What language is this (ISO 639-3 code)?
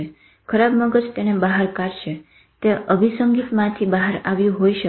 guj